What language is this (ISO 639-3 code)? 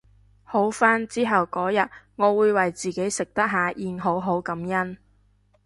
yue